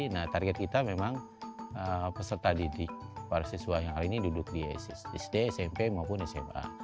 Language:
Indonesian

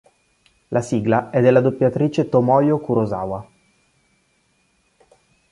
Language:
Italian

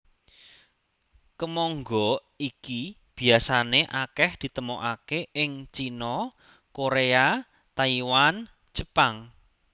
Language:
Javanese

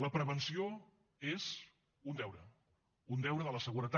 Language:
Catalan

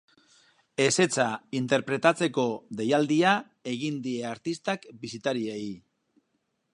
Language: Basque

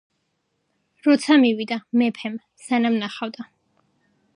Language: Georgian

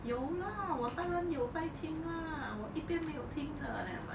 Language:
English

